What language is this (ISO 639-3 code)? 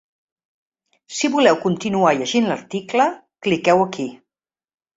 cat